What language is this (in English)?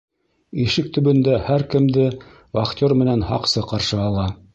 Bashkir